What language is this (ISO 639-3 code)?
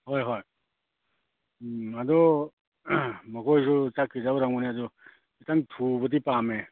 mni